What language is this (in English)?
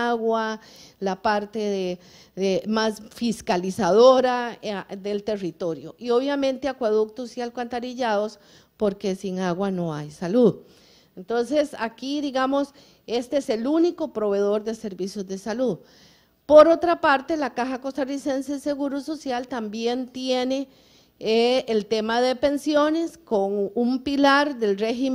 Spanish